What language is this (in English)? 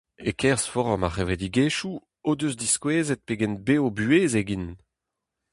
Breton